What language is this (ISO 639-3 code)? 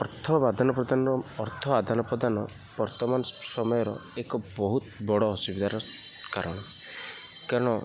ori